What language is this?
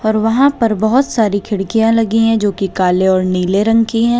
Hindi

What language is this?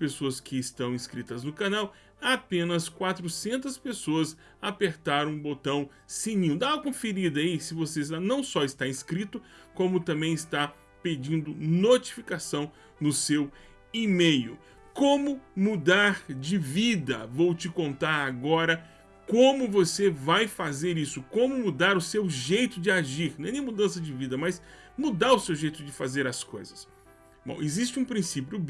Portuguese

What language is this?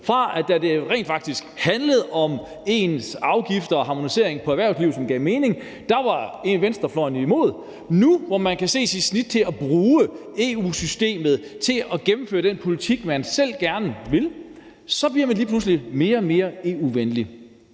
Danish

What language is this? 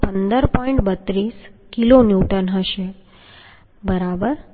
Gujarati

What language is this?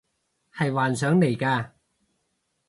Cantonese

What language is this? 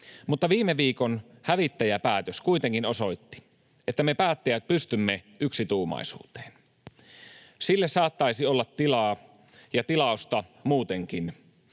Finnish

